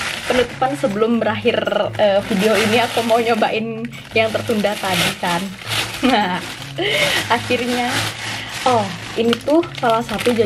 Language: Indonesian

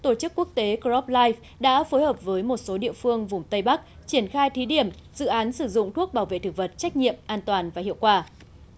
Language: Vietnamese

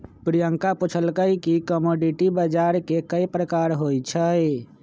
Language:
Magahi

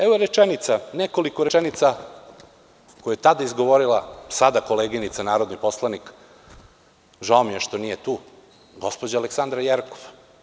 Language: Serbian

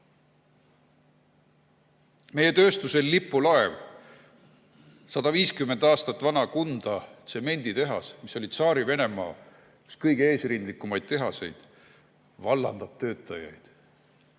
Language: Estonian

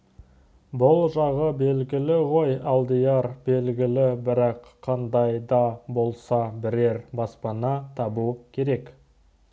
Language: Kazakh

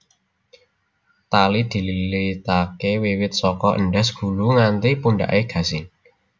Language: Javanese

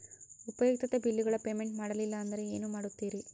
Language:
Kannada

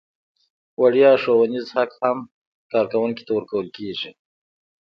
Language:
Pashto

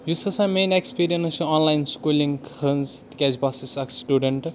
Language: Kashmiri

